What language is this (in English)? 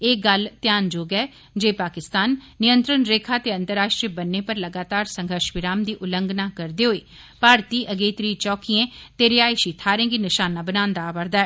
Dogri